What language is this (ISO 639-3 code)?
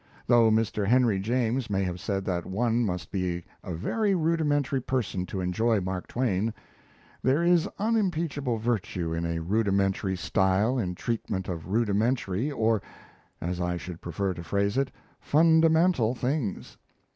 eng